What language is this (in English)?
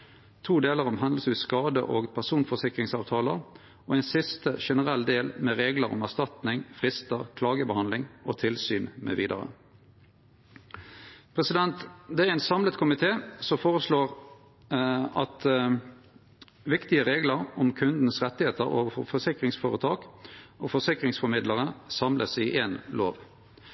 Norwegian Nynorsk